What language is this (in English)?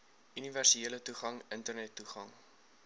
Afrikaans